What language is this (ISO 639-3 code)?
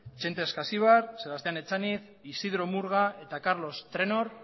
eus